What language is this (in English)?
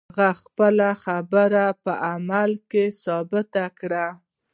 Pashto